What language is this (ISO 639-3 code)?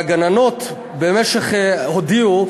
heb